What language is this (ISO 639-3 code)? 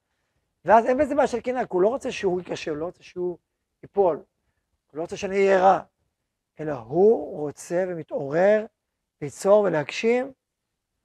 heb